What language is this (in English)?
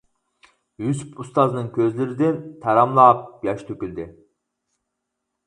Uyghur